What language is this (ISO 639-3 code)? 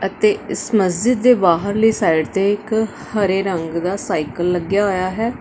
pan